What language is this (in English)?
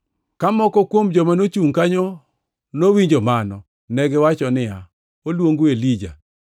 Luo (Kenya and Tanzania)